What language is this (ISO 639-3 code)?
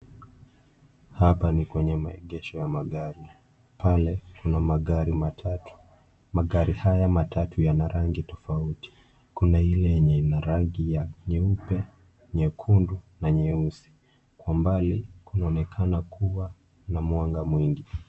swa